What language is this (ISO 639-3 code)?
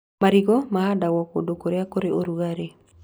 kik